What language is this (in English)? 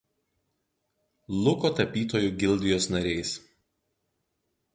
Lithuanian